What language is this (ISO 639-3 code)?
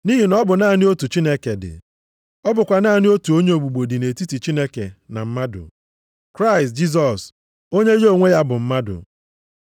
ibo